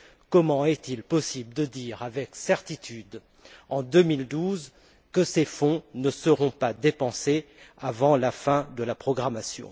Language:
French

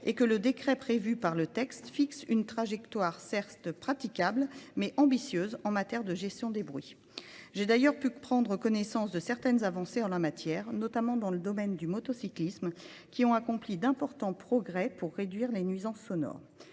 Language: French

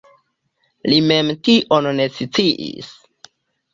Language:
Esperanto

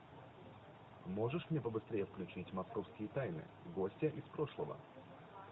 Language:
Russian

